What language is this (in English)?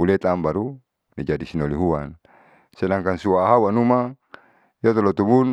Saleman